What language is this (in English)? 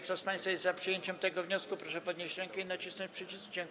Polish